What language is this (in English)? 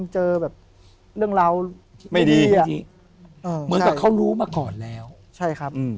Thai